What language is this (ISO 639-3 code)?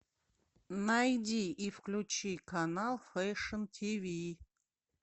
rus